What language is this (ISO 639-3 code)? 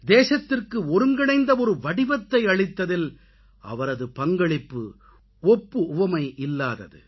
tam